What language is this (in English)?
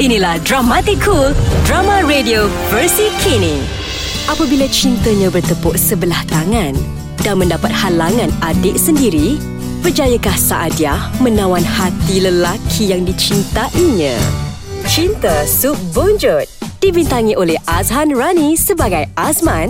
Malay